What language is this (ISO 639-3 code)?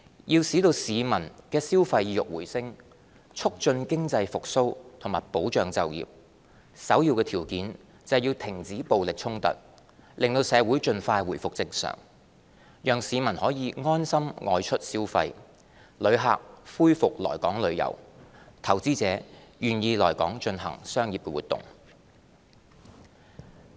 yue